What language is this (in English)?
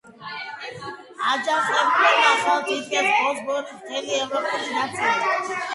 Georgian